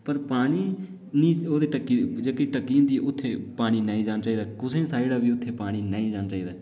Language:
Dogri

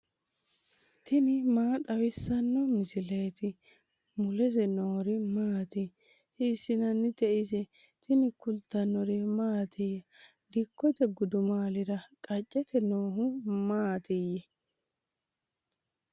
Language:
Sidamo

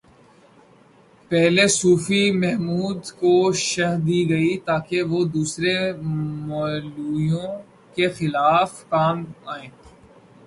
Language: Urdu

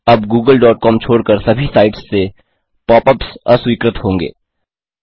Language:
Hindi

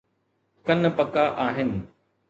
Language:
Sindhi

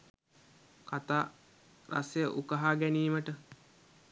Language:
Sinhala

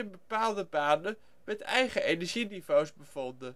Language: Dutch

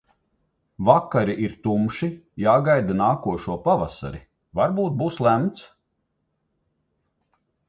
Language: Latvian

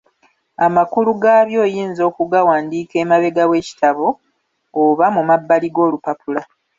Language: Ganda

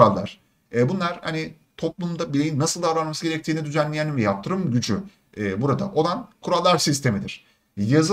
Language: Turkish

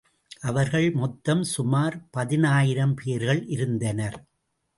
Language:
Tamil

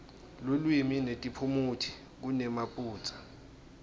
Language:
Swati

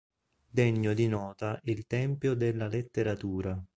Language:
Italian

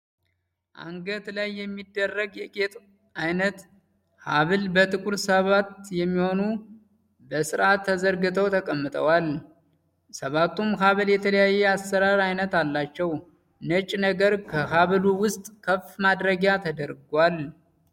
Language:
Amharic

